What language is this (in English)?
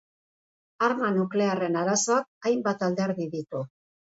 Basque